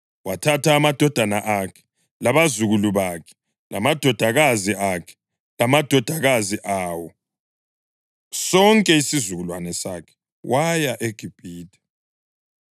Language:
North Ndebele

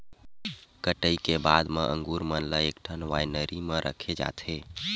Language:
Chhattisgarhi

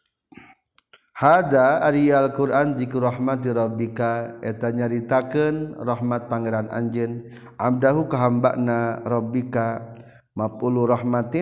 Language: Malay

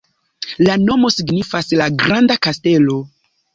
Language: Esperanto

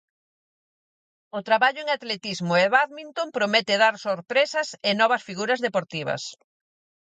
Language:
Galician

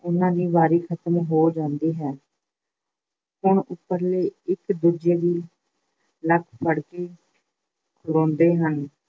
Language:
Punjabi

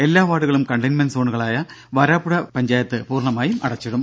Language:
Malayalam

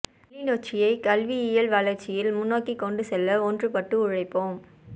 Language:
Tamil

